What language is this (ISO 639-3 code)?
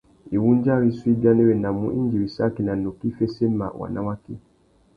bag